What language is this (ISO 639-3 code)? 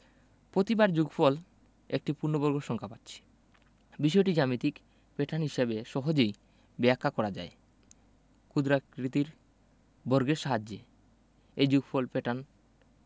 ben